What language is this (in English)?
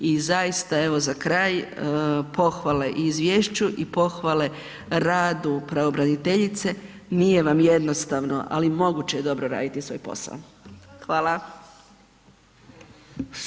Croatian